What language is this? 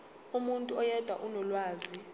Zulu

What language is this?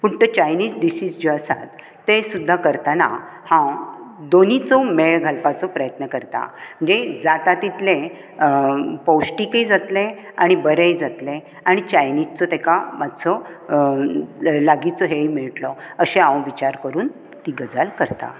Konkani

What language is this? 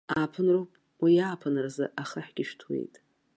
Abkhazian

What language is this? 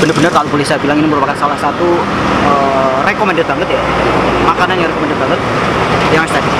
Indonesian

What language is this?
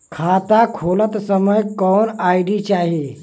Bhojpuri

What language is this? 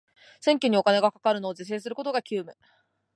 Japanese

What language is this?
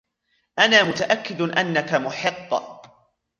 Arabic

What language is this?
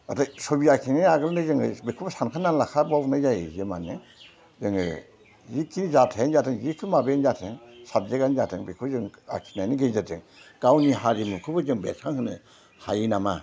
Bodo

